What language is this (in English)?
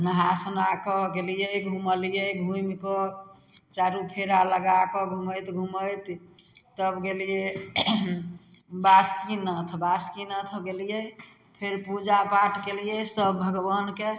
Maithili